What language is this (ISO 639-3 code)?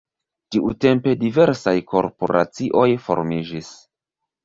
epo